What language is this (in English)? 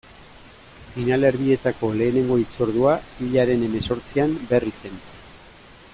Basque